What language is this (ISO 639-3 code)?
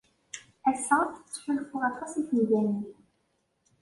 kab